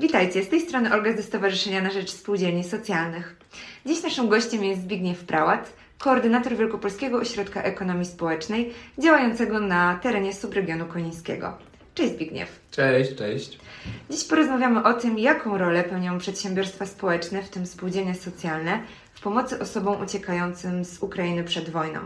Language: Polish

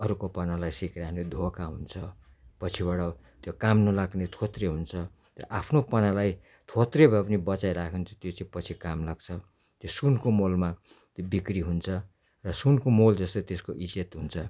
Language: Nepali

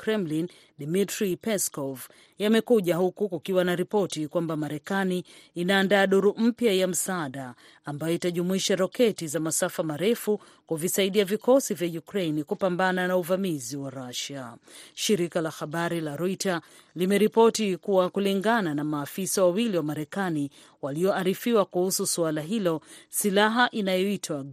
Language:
Swahili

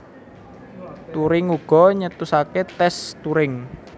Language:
Javanese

